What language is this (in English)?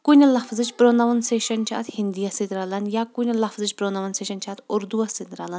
Kashmiri